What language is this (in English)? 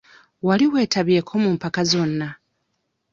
Ganda